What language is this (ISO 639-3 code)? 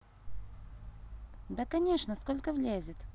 rus